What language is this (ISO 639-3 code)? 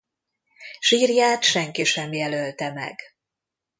hun